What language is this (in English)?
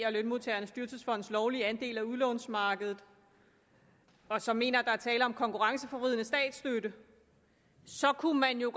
Danish